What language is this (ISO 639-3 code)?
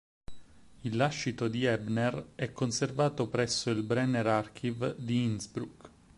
ita